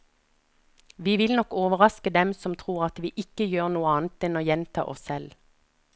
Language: Norwegian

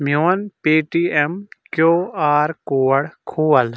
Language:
Kashmiri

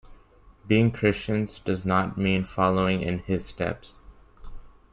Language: English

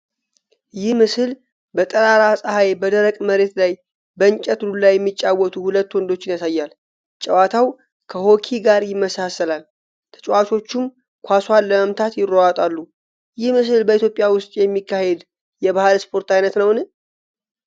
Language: Amharic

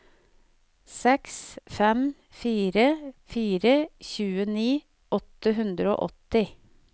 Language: Norwegian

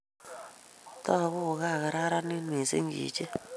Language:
Kalenjin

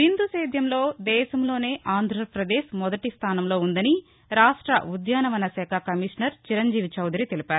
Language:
Telugu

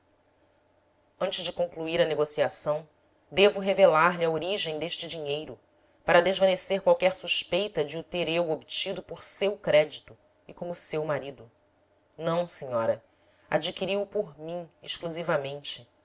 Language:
Portuguese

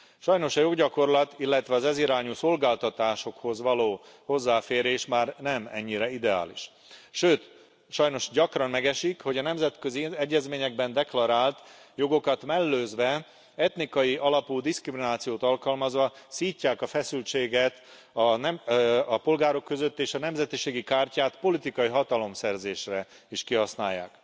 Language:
Hungarian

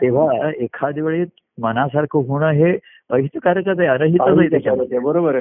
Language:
Marathi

